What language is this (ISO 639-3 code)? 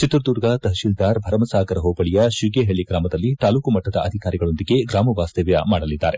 kan